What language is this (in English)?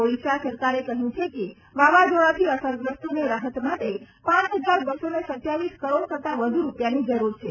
Gujarati